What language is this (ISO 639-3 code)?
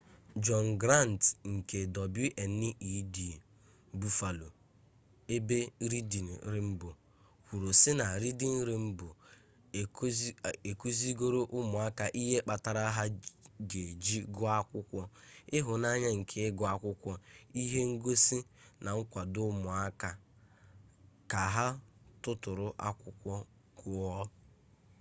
ibo